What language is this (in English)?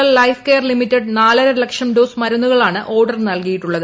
Malayalam